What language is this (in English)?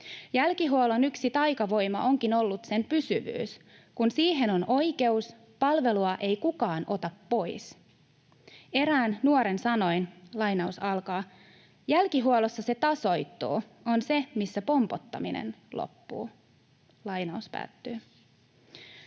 Finnish